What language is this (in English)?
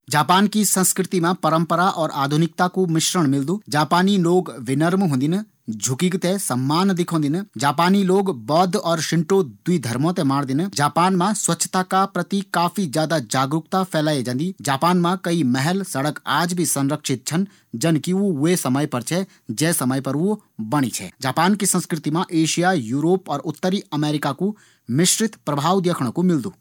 Garhwali